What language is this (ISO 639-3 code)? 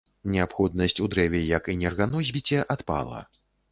bel